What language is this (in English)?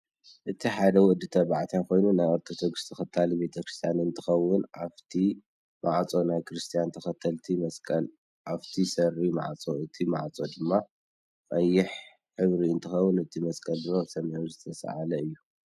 Tigrinya